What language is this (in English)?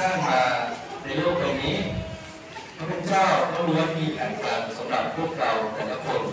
Thai